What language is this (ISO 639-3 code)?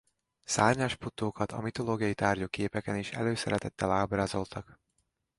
hun